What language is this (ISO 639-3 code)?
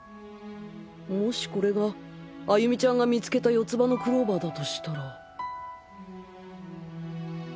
jpn